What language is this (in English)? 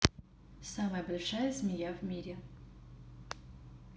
Russian